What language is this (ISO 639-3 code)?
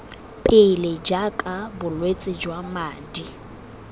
tsn